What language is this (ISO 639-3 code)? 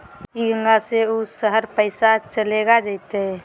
mag